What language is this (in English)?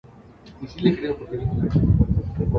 Spanish